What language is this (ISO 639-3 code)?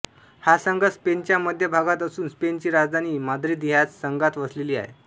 mar